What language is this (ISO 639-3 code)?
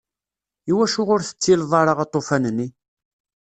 kab